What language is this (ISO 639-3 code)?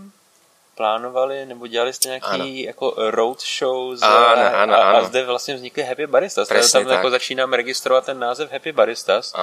ces